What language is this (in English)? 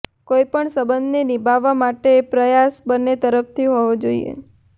Gujarati